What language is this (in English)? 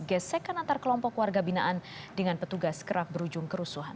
Indonesian